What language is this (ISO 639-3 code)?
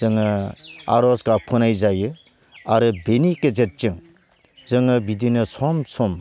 brx